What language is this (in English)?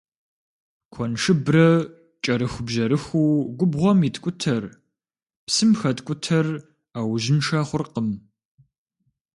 Kabardian